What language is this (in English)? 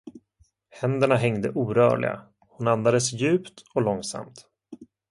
Swedish